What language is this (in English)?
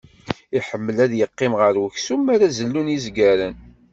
Kabyle